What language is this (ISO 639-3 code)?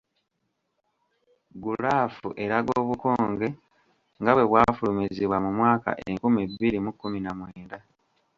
lug